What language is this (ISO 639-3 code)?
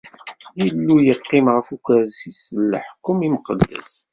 kab